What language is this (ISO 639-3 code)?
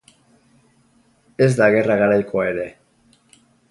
eus